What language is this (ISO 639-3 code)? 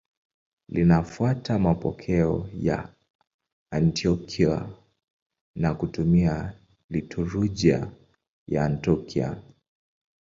swa